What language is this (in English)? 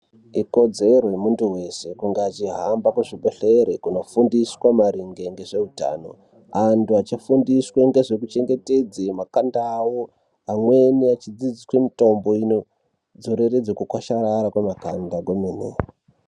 Ndau